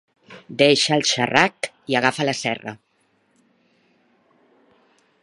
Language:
Catalan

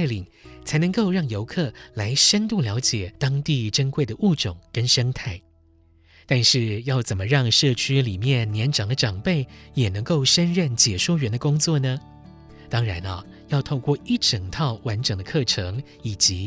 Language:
Chinese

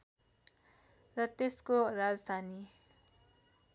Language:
Nepali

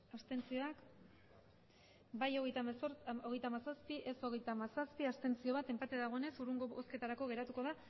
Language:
Basque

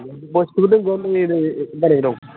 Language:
Bodo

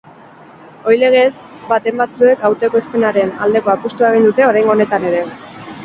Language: Basque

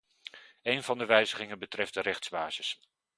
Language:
Dutch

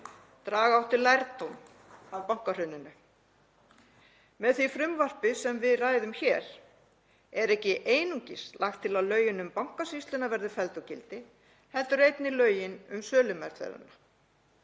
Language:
Icelandic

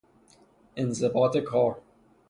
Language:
Persian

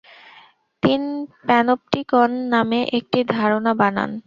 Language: Bangla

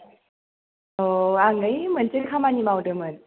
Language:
Bodo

